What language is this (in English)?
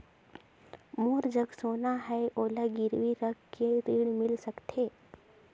Chhattisgarhi